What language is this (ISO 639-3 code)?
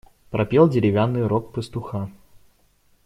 rus